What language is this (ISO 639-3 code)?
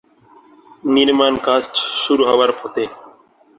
ben